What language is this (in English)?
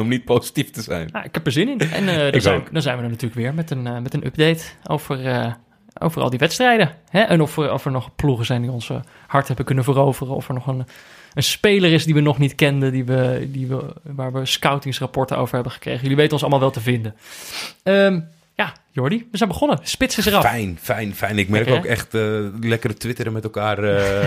Dutch